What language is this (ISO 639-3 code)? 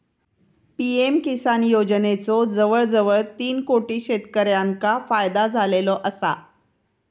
mar